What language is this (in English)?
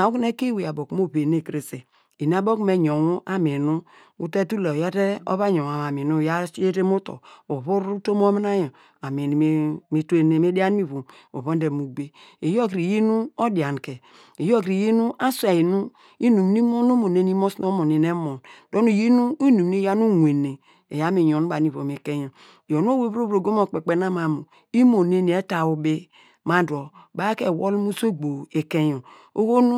Degema